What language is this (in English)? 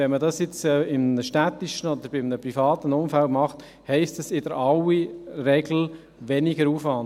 Swiss German